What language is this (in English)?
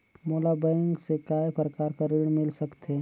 Chhattisgarhi